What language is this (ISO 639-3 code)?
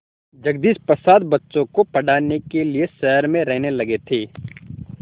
hin